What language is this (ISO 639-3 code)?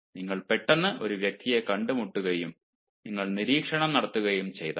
mal